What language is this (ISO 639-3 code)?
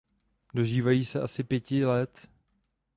ces